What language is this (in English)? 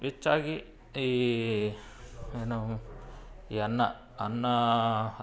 Kannada